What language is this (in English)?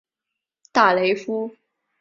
Chinese